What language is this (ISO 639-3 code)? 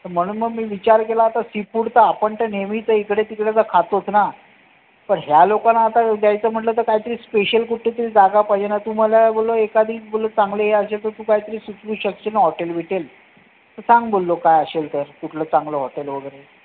mar